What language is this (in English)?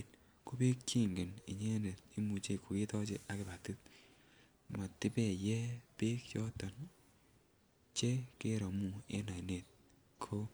Kalenjin